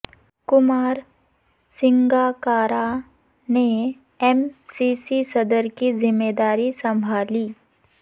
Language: Urdu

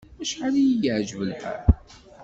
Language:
Kabyle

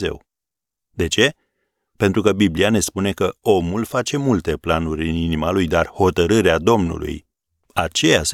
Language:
Romanian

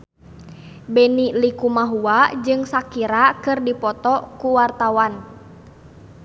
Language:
Sundanese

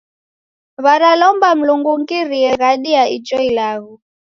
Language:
Taita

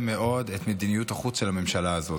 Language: Hebrew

